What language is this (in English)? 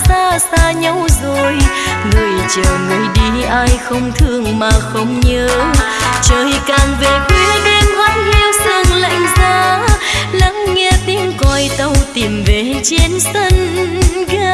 Vietnamese